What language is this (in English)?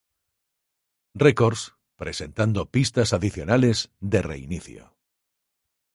Spanish